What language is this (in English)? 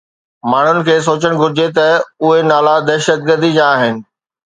Sindhi